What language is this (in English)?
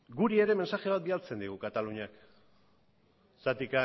Basque